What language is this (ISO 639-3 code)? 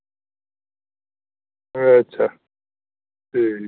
doi